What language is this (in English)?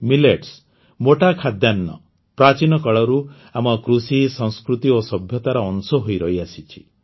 Odia